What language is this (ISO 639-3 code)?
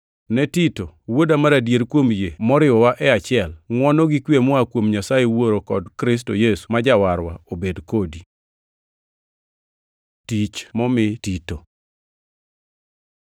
luo